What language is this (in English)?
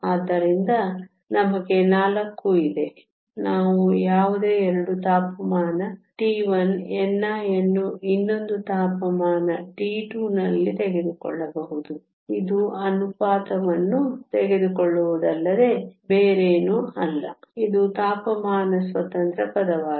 Kannada